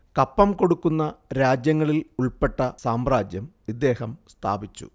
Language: Malayalam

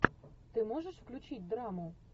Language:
Russian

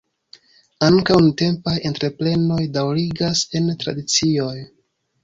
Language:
Esperanto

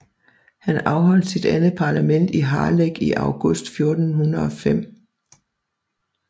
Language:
Danish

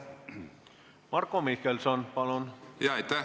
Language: Estonian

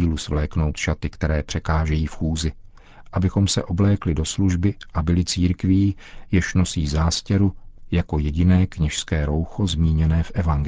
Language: Czech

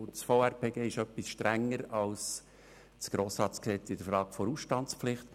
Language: Swiss German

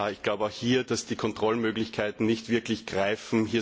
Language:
German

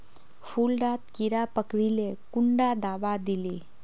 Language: Magahi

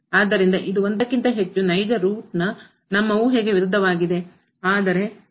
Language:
Kannada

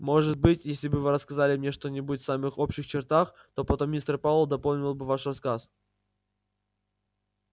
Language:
Russian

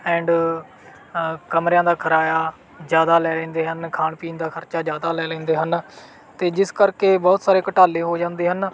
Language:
Punjabi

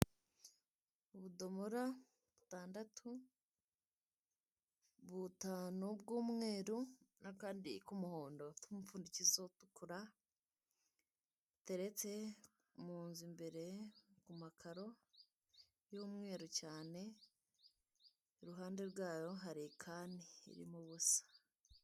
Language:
Kinyarwanda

